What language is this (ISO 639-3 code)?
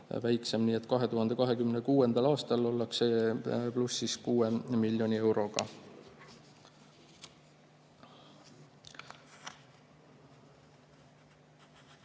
est